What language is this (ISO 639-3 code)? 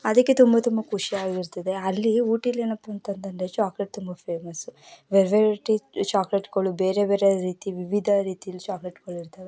kan